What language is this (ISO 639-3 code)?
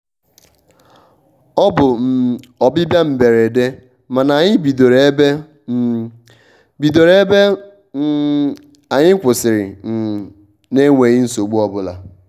ibo